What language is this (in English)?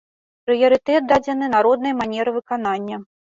Belarusian